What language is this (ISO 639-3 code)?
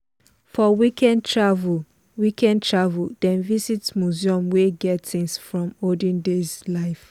pcm